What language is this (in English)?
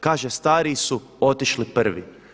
Croatian